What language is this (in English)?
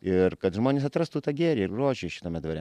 Lithuanian